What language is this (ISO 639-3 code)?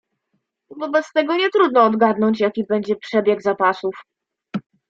pol